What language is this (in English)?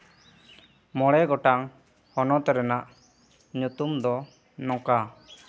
Santali